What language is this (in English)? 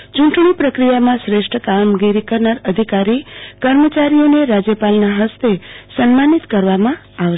Gujarati